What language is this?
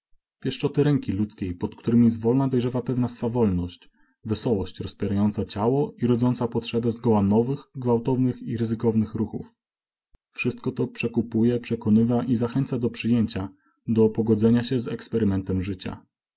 Polish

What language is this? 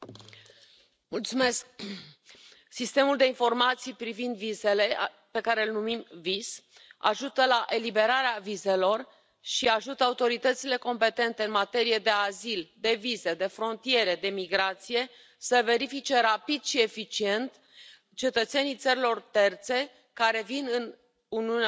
Romanian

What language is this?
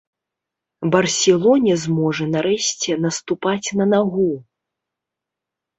Belarusian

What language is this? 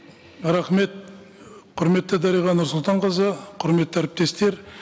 Kazakh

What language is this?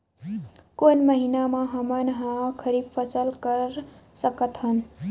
Chhattisgarhi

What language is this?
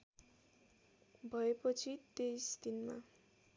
Nepali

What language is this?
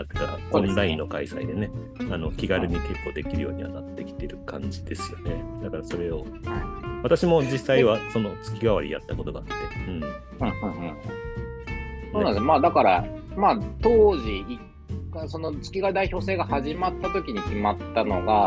Japanese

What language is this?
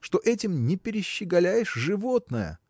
Russian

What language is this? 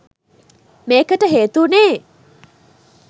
Sinhala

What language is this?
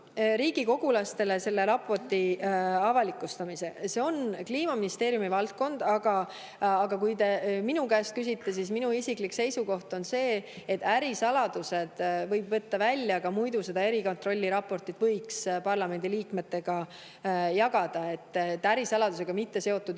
Estonian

